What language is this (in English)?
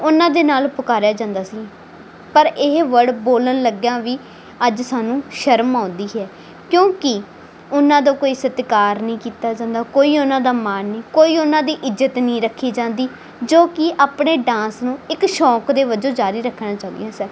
Punjabi